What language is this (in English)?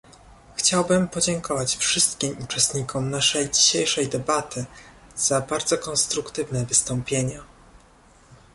Polish